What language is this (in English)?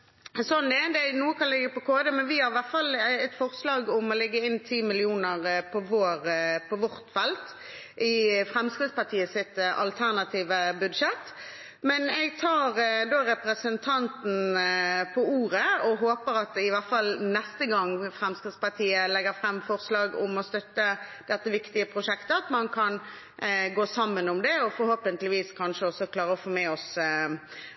Norwegian Bokmål